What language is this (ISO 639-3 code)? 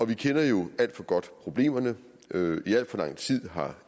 dan